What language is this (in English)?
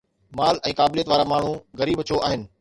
Sindhi